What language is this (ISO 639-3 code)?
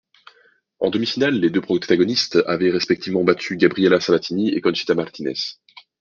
fra